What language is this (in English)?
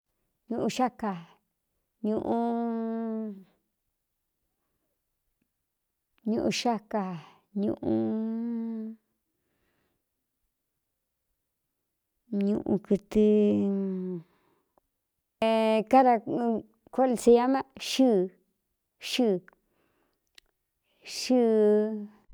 Cuyamecalco Mixtec